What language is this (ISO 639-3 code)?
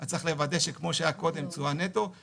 heb